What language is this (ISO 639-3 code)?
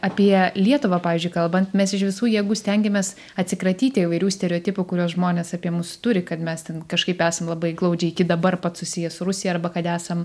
lit